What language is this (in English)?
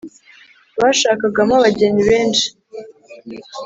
Kinyarwanda